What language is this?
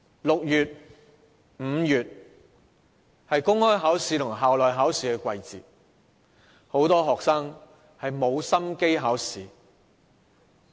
Cantonese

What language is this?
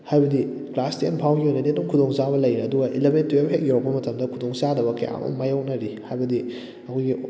Manipuri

